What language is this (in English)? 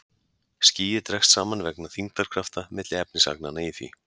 Icelandic